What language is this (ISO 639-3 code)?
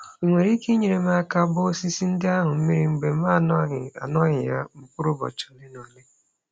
ibo